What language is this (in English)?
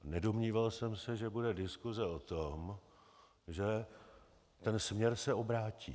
Czech